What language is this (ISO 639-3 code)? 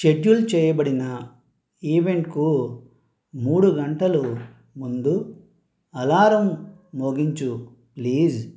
tel